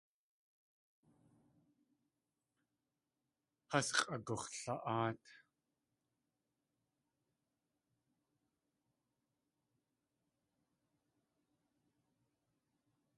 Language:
Tlingit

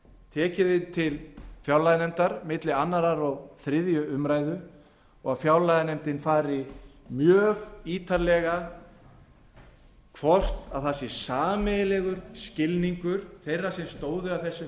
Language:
Icelandic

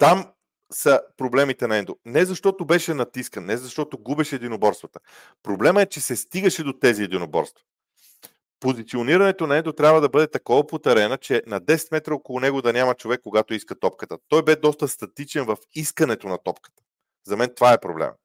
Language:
Bulgarian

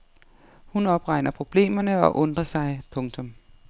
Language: Danish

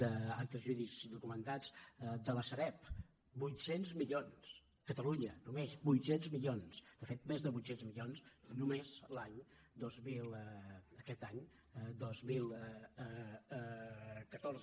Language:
Catalan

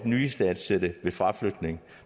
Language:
Danish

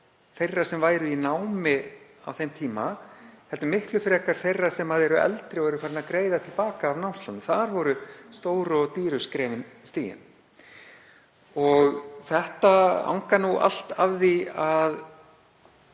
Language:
Icelandic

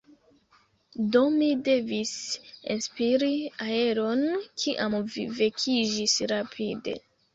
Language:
Esperanto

